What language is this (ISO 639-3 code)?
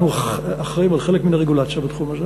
heb